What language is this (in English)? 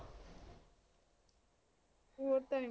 Punjabi